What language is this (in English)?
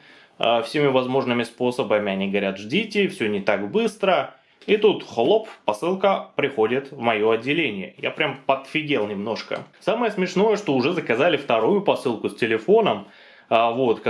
Russian